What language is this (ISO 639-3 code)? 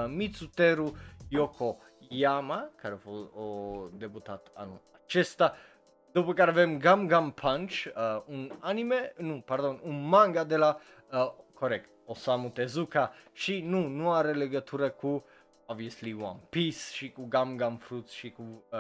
ron